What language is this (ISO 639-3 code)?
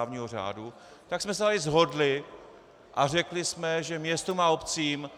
ces